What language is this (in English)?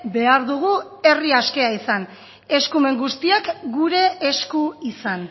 Basque